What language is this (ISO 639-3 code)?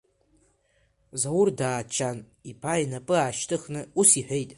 abk